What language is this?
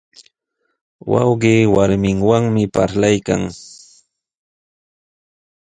Sihuas Ancash Quechua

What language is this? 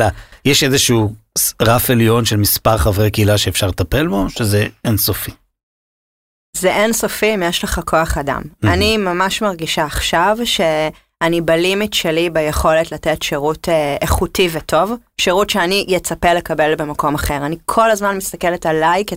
Hebrew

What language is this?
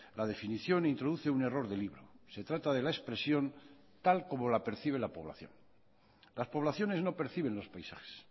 Spanish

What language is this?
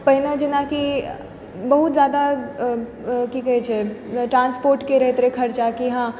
Maithili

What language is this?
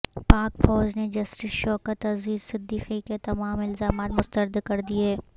Urdu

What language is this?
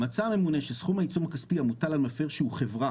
Hebrew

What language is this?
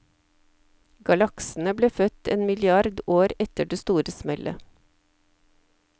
Norwegian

